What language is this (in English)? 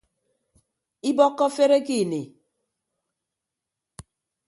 Ibibio